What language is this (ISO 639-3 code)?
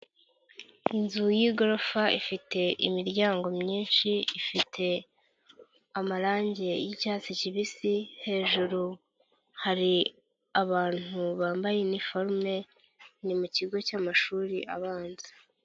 kin